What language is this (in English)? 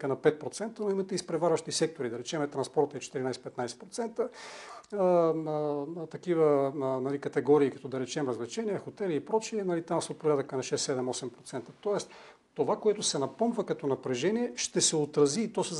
Bulgarian